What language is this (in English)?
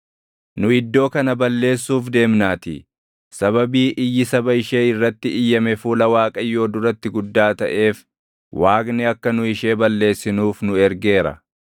Oromo